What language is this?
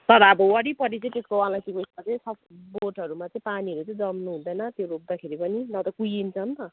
Nepali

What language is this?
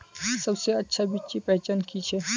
Magahi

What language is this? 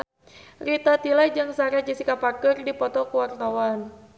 Sundanese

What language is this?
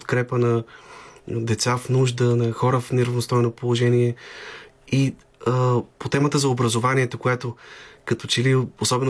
Bulgarian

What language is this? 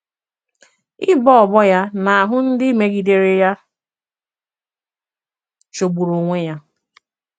Igbo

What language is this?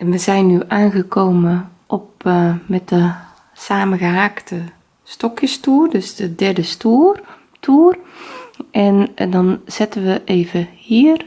Dutch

